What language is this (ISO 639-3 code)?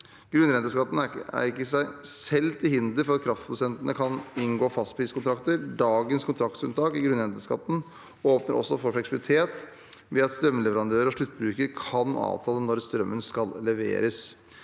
nor